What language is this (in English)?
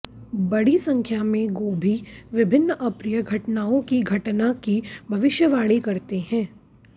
Hindi